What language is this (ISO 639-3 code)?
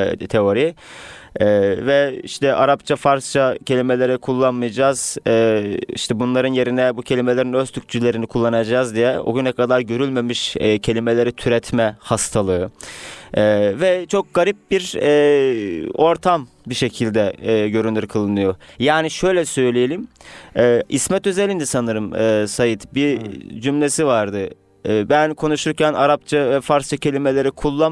tur